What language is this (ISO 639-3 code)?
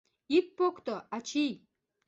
chm